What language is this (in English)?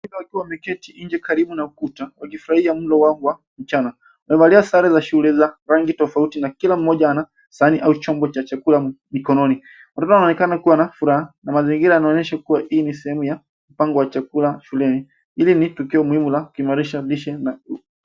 Swahili